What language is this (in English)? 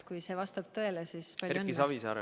Estonian